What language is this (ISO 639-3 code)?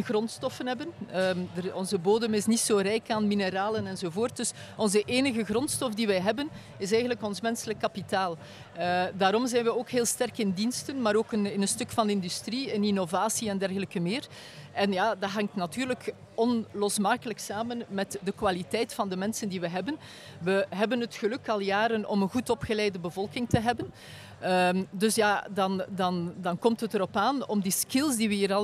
nld